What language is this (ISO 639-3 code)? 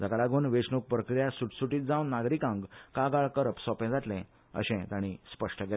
kok